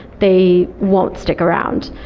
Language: English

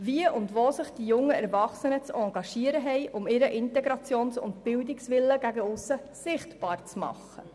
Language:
Swiss German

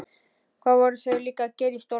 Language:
Icelandic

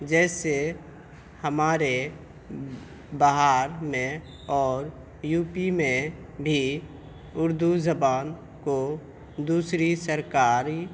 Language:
Urdu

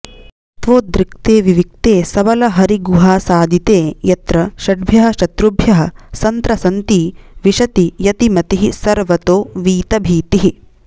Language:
Sanskrit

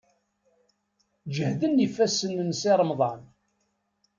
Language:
Kabyle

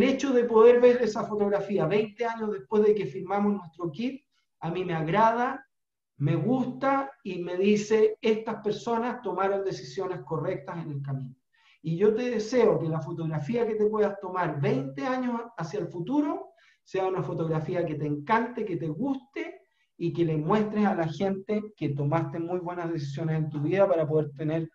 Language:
Spanish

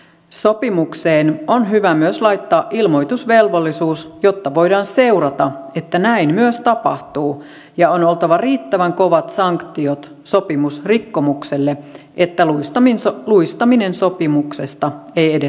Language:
Finnish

